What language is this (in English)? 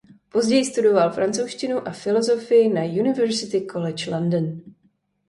Czech